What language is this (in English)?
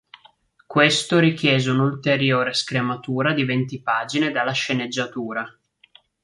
Italian